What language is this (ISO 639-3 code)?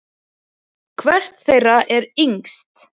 isl